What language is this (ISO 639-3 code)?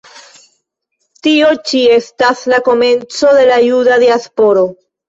epo